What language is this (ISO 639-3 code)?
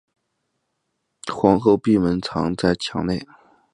zho